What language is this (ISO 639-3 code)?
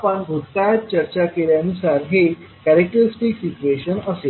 mar